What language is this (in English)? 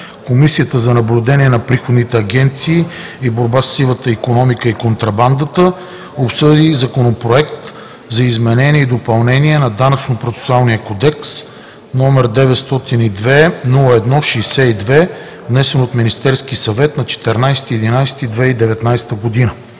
Bulgarian